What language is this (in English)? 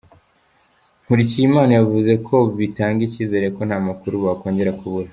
Kinyarwanda